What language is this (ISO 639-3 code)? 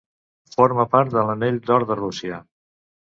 cat